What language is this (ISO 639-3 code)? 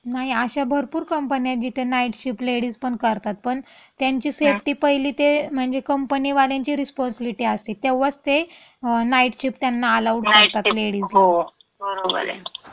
mar